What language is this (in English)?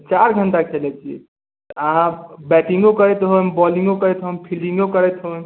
Maithili